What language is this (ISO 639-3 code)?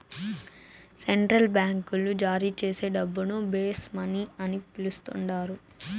tel